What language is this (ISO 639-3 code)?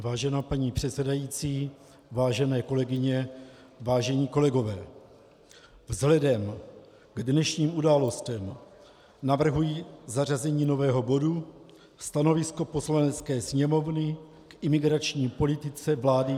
ces